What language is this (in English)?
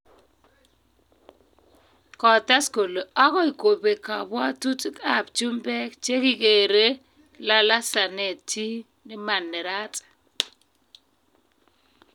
Kalenjin